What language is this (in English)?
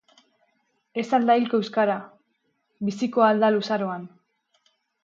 Basque